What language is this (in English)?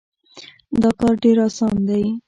Pashto